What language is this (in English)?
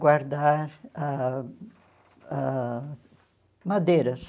Portuguese